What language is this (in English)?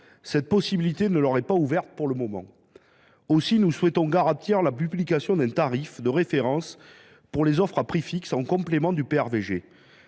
French